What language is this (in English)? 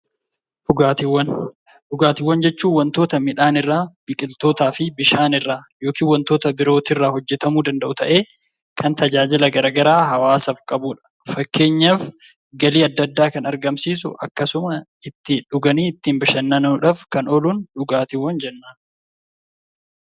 Oromo